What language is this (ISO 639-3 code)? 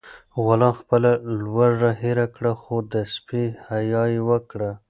pus